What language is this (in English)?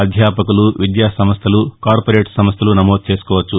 Telugu